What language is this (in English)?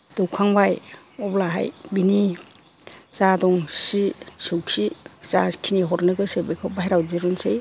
Bodo